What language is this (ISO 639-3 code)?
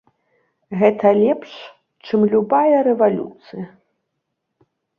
bel